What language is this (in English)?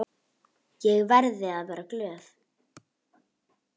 Icelandic